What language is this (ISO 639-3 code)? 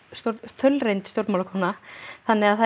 isl